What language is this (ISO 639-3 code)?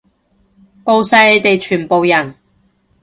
yue